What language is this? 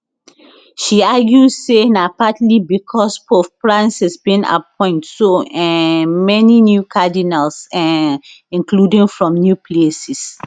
Nigerian Pidgin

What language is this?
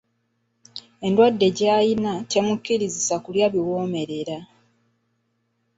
Ganda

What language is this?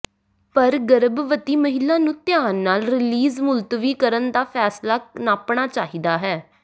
Punjabi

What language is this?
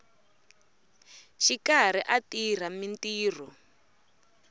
Tsonga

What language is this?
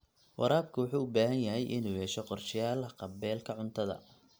Somali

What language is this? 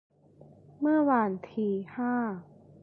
Thai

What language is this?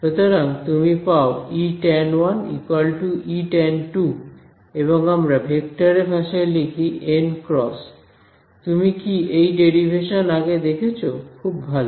Bangla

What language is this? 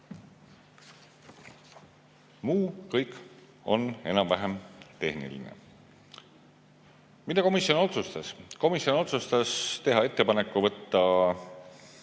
Estonian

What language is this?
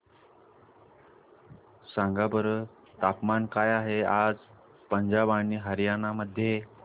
Marathi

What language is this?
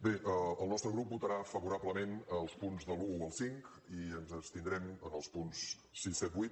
Catalan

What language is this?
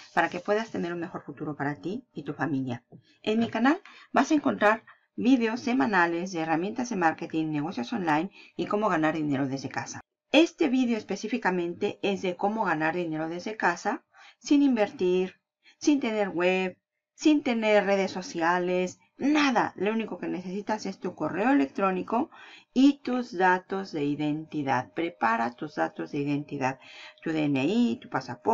Spanish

